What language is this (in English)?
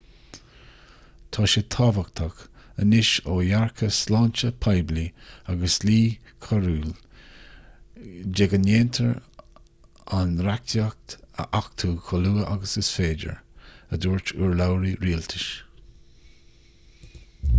Irish